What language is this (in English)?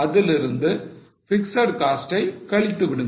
Tamil